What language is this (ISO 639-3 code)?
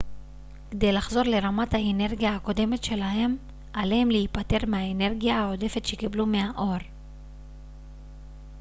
heb